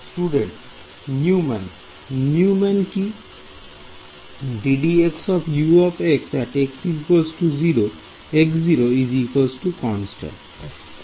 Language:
Bangla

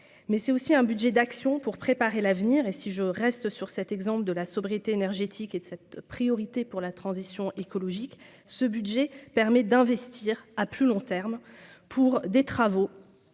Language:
French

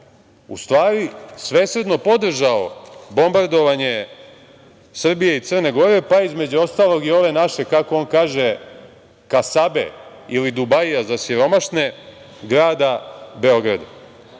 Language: Serbian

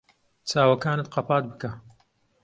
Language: Central Kurdish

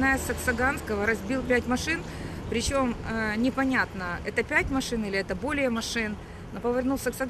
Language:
Russian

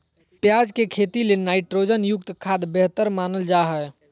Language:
Magahi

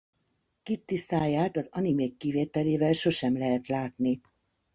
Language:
Hungarian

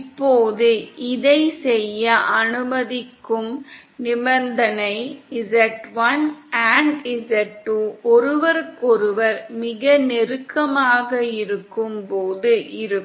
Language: Tamil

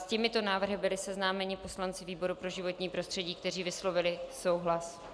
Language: Czech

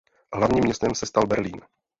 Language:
Czech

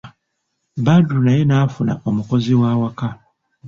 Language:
Ganda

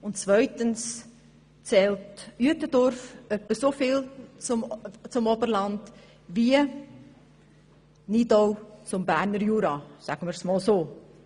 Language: Swiss German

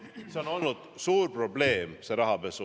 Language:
Estonian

